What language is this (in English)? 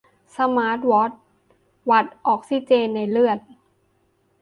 Thai